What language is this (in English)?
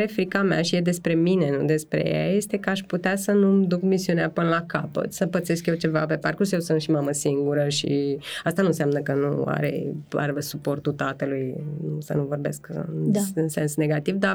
Romanian